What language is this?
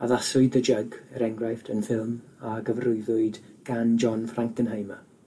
Welsh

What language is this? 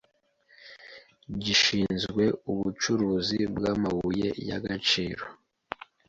Kinyarwanda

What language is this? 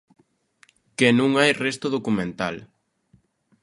Galician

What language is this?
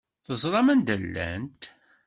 Kabyle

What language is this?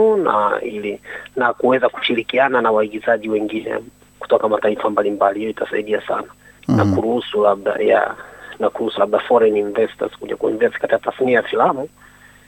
Swahili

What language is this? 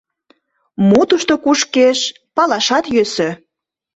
Mari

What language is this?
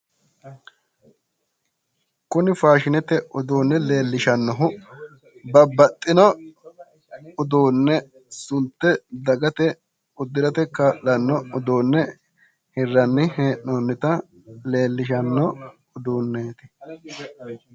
Sidamo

